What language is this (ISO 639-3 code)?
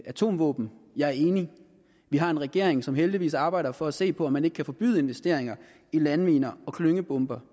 dan